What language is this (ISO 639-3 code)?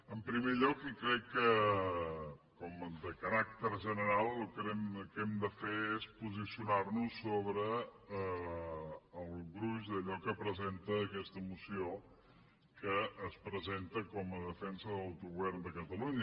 cat